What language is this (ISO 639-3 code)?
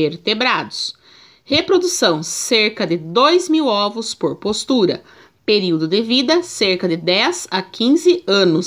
por